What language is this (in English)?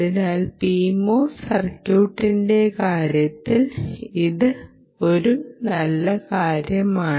Malayalam